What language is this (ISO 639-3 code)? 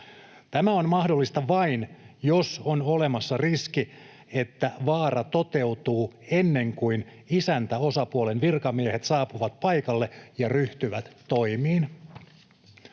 fin